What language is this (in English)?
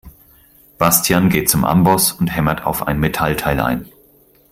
German